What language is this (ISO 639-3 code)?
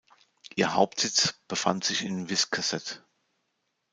deu